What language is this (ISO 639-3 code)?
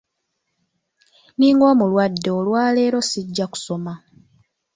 lug